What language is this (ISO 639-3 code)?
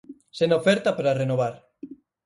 glg